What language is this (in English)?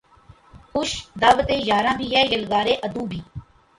Urdu